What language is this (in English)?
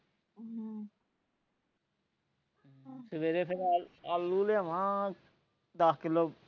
Punjabi